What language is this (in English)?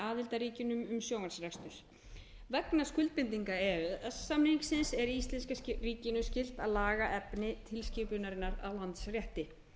Icelandic